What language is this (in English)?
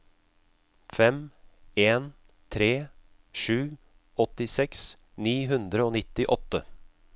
Norwegian